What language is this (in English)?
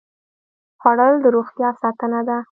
Pashto